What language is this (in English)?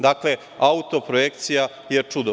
Serbian